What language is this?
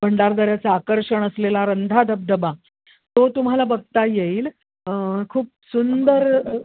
Marathi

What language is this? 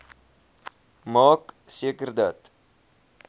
Afrikaans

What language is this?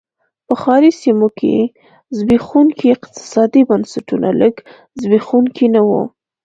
Pashto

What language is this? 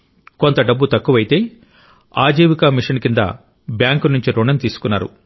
Telugu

